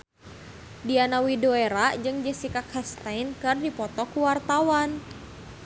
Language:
Sundanese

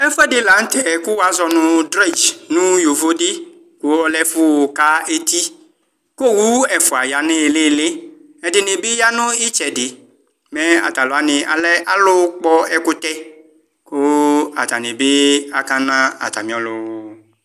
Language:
Ikposo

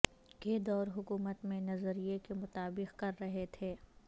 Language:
Urdu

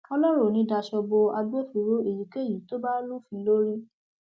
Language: Yoruba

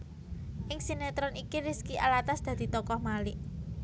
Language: Javanese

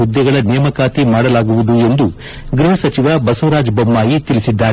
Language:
Kannada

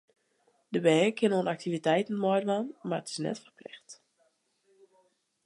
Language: Western Frisian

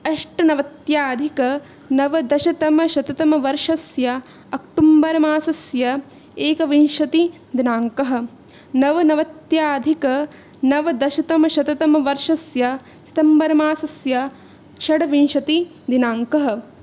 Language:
Sanskrit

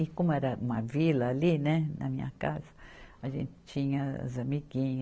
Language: Portuguese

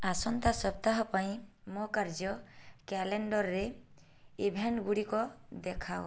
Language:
Odia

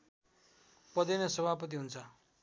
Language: Nepali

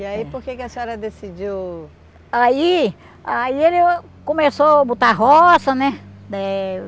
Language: Portuguese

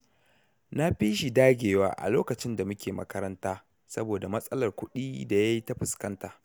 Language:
Hausa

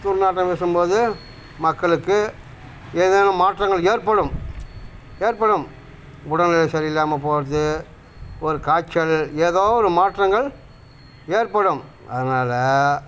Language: Tamil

